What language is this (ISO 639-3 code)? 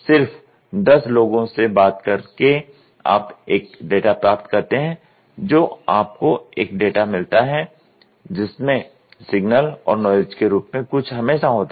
hin